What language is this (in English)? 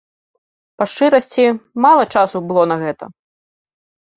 Belarusian